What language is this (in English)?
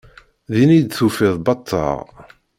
Kabyle